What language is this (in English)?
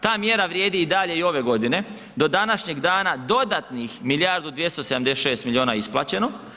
Croatian